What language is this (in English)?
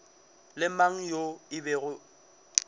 Northern Sotho